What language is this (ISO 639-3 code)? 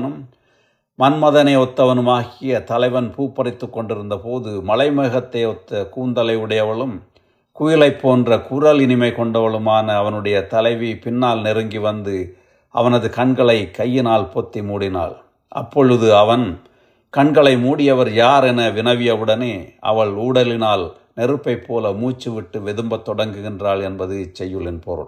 tam